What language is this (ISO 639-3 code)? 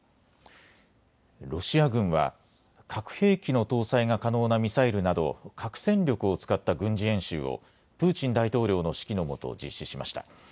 jpn